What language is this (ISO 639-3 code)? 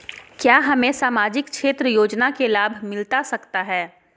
mag